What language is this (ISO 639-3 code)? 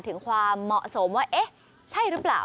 tha